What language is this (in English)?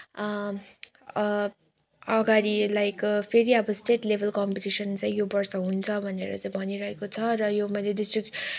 Nepali